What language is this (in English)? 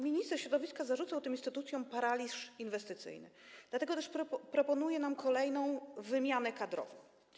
Polish